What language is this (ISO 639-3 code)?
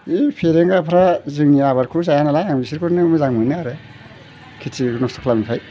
brx